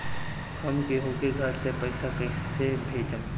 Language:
Bhojpuri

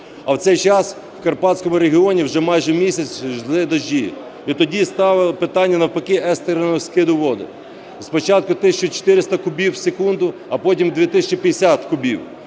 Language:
Ukrainian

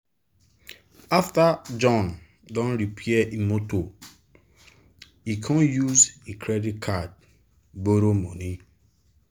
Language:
Nigerian Pidgin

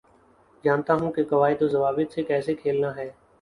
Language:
Urdu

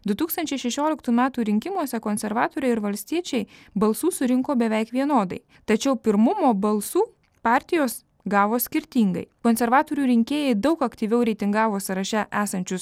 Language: Lithuanian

